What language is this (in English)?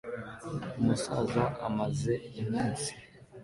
Kinyarwanda